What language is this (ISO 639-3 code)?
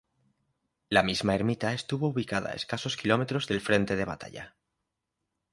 spa